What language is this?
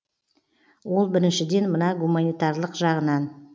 Kazakh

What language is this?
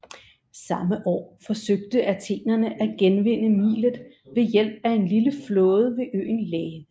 Danish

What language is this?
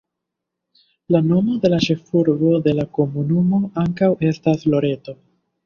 Esperanto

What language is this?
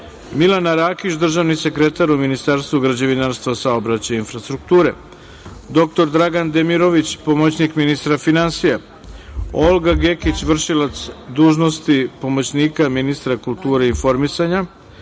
Serbian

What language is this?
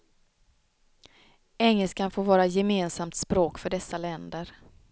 Swedish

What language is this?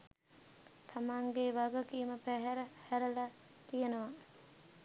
Sinhala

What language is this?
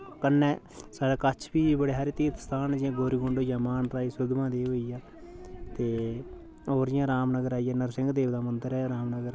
Dogri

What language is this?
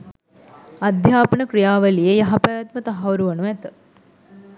Sinhala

